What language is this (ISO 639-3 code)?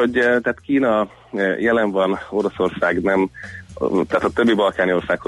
hun